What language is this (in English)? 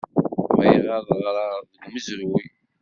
Kabyle